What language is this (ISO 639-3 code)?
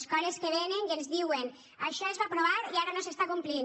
cat